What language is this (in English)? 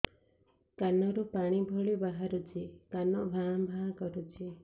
Odia